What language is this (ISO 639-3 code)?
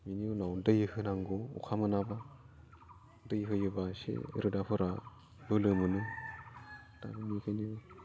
brx